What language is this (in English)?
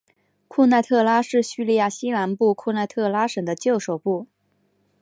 Chinese